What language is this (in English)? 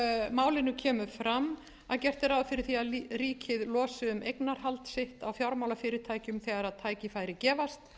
Icelandic